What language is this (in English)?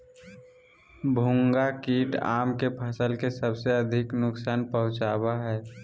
Magahi